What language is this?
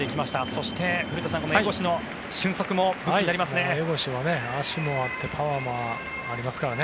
Japanese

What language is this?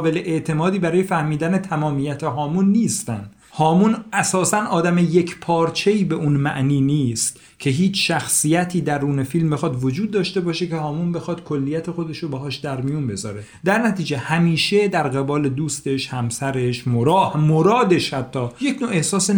Persian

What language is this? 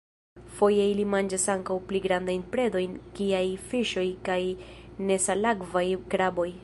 Esperanto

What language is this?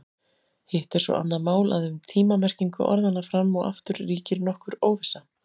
Icelandic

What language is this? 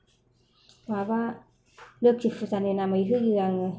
Bodo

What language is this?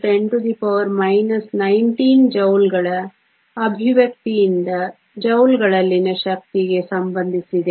Kannada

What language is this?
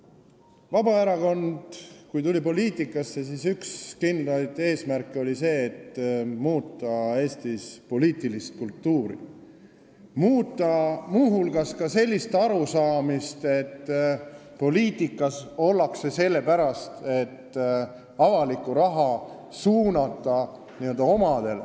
Estonian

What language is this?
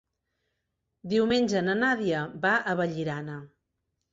Catalan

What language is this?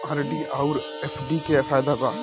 Bhojpuri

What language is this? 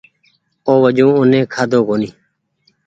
Goaria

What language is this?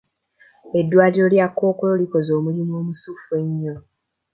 Ganda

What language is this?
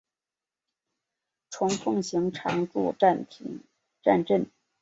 Chinese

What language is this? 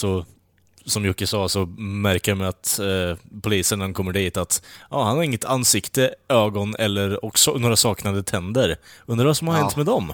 Swedish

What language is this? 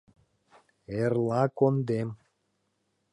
Mari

